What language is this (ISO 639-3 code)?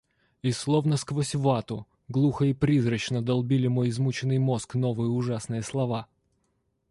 rus